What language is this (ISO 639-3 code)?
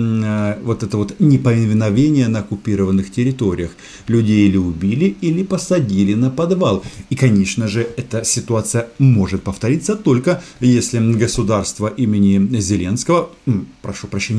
rus